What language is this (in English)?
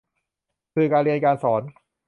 Thai